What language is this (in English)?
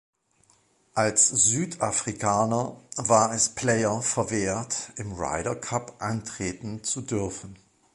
German